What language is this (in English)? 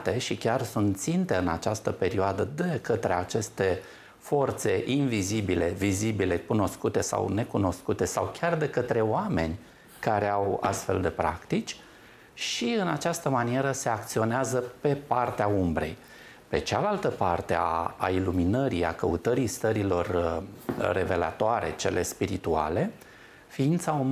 Romanian